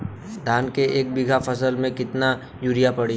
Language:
Bhojpuri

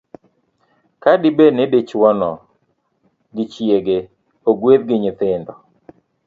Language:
Luo (Kenya and Tanzania)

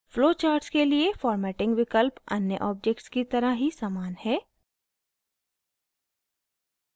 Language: Hindi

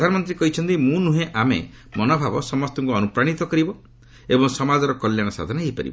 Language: Odia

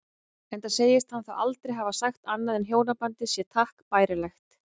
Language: Icelandic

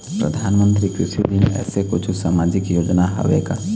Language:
Chhattisgarhi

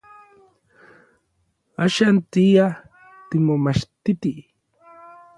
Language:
Orizaba Nahuatl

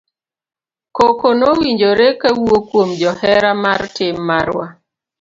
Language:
Luo (Kenya and Tanzania)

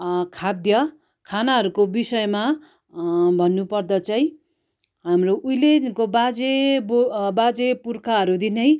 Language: Nepali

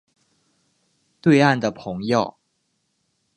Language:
Chinese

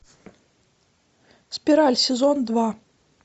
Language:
Russian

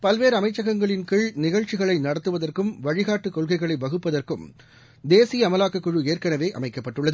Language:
Tamil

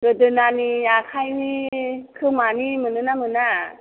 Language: Bodo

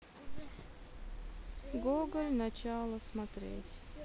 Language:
Russian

